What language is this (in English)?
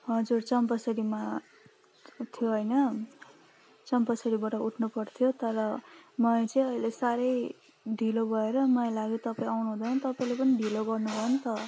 Nepali